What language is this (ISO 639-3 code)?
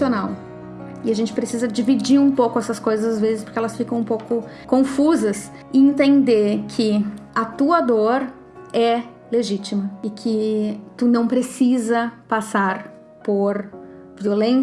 por